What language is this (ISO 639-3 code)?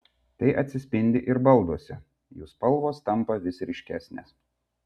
lit